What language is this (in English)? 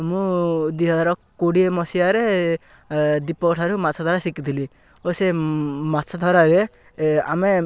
Odia